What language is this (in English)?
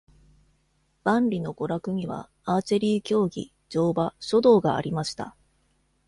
Japanese